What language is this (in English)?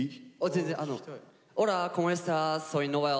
Japanese